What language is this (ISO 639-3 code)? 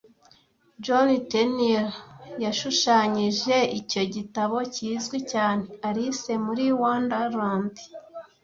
kin